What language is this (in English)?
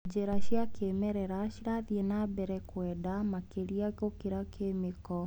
Kikuyu